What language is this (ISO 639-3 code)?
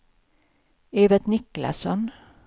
swe